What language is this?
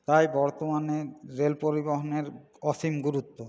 Bangla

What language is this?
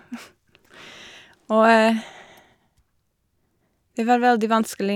Norwegian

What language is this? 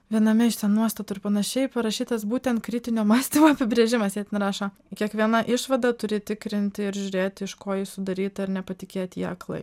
Lithuanian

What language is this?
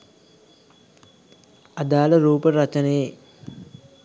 Sinhala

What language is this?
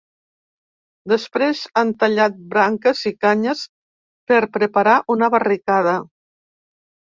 Catalan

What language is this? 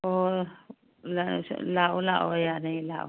Manipuri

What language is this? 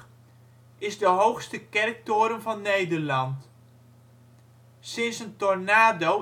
Dutch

